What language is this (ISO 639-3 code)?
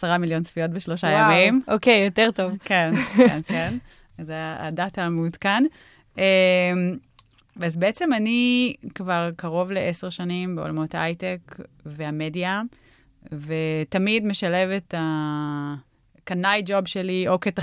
heb